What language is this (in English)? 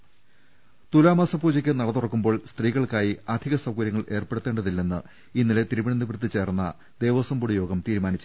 Malayalam